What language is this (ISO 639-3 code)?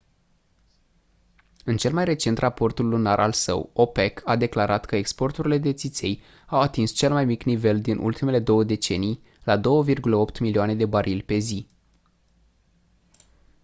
ron